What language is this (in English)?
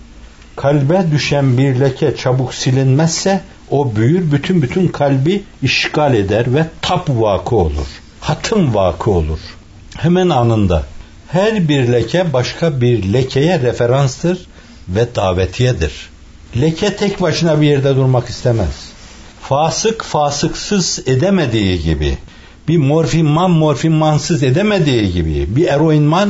Turkish